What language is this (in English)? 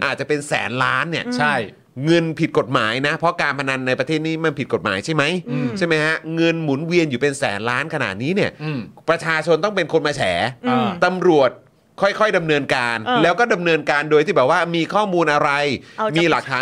Thai